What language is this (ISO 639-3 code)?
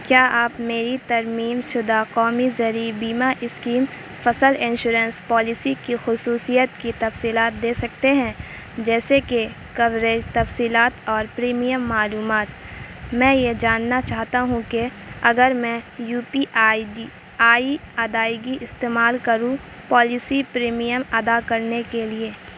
urd